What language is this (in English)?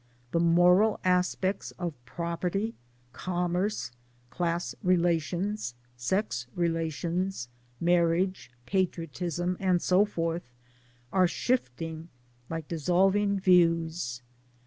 English